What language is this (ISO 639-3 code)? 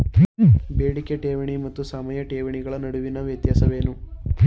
kan